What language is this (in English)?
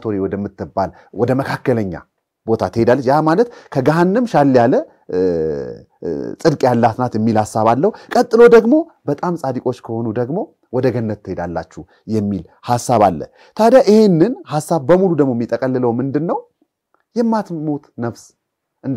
Arabic